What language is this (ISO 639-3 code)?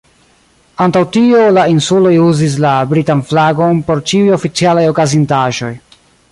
epo